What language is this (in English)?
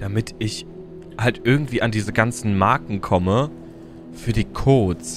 German